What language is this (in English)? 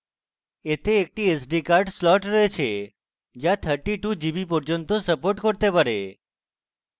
Bangla